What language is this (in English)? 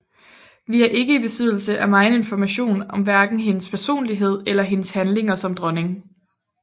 Danish